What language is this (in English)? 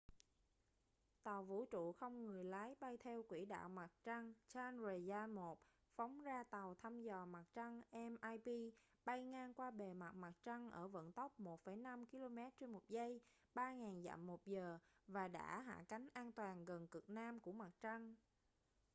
Vietnamese